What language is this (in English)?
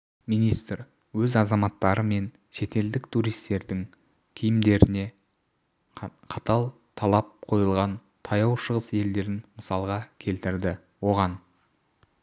Kazakh